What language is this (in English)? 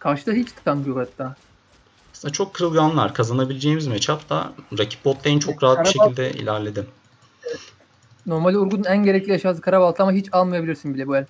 Turkish